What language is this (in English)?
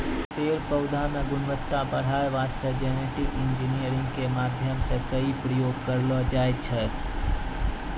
Maithili